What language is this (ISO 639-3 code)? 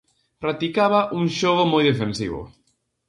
glg